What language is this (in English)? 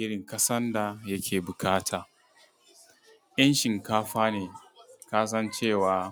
Hausa